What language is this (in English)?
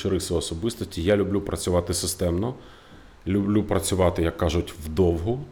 Ukrainian